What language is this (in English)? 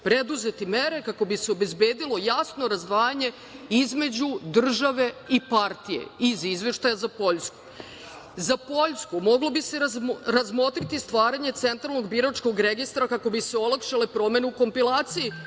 Serbian